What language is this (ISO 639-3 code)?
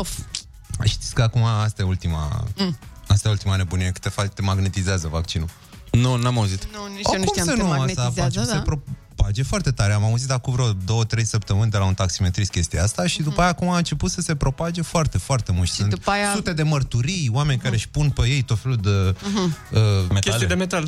ron